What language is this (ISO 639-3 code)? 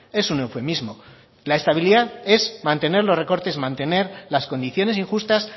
spa